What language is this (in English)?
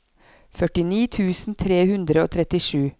Norwegian